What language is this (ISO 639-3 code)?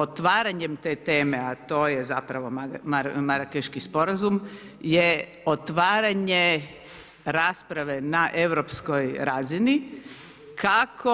hrv